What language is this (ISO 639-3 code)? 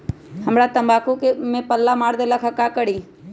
mag